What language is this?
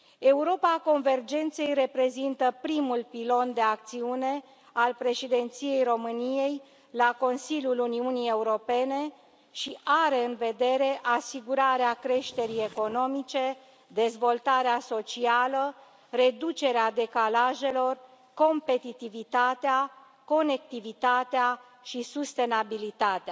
Romanian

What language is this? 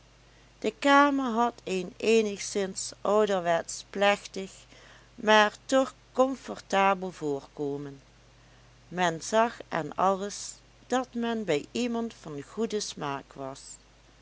Dutch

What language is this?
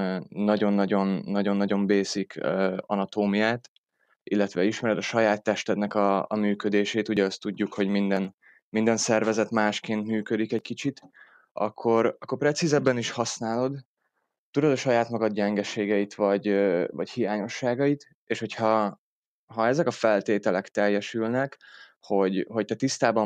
Hungarian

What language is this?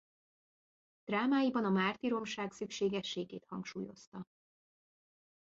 Hungarian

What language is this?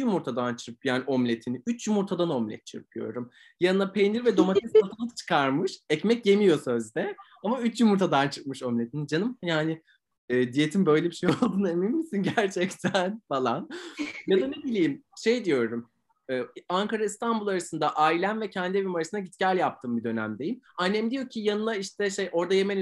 Turkish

